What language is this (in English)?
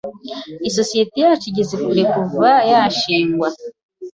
Kinyarwanda